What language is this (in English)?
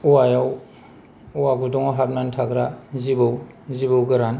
Bodo